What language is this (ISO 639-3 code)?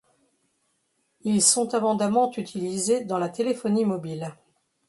fra